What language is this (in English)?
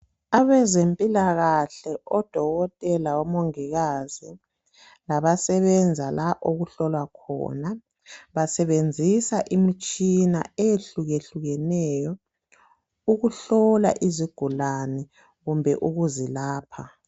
North Ndebele